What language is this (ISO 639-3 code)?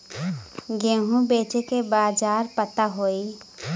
bho